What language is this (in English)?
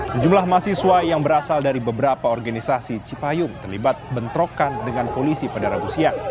Indonesian